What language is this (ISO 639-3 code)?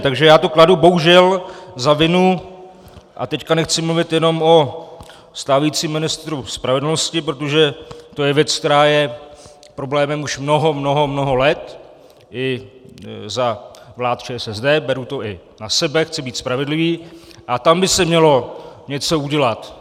ces